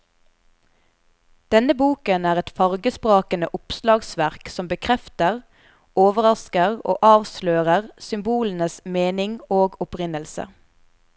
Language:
Norwegian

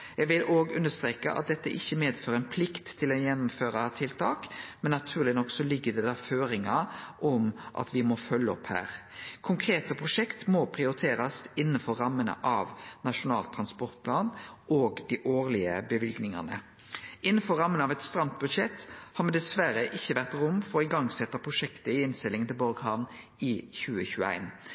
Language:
Norwegian Nynorsk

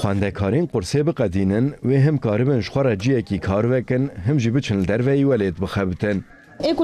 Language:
Turkish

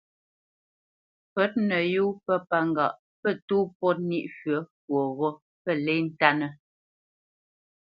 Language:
Bamenyam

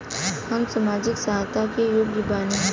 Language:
Bhojpuri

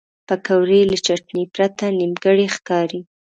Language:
Pashto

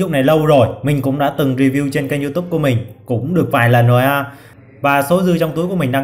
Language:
Vietnamese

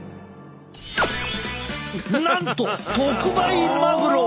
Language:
Japanese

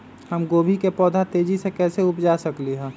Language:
Magahi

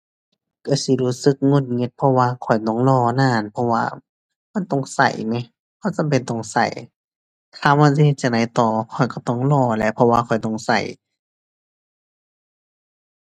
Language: Thai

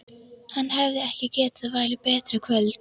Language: Icelandic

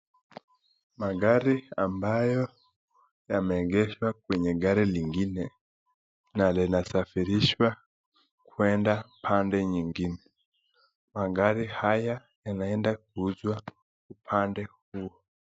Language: Swahili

